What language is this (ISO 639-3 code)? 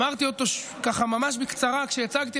heb